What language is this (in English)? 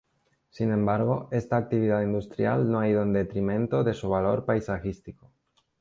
Spanish